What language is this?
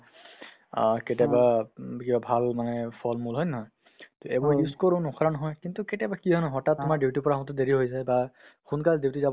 Assamese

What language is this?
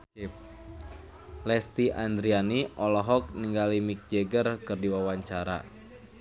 Sundanese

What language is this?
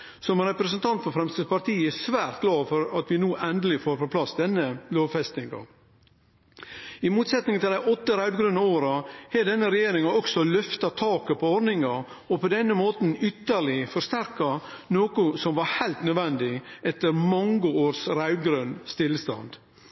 Norwegian Nynorsk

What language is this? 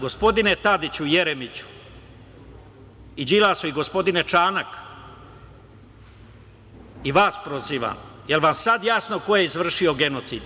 Serbian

